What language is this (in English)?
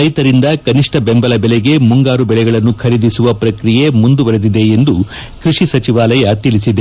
Kannada